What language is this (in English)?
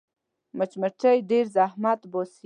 Pashto